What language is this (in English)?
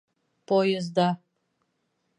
Bashkir